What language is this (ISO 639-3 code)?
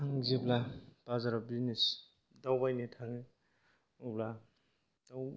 brx